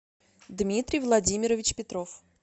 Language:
Russian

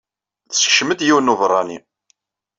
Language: Kabyle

